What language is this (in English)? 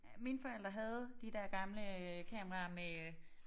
Danish